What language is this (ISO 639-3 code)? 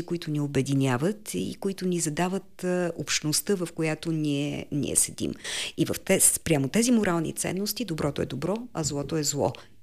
bul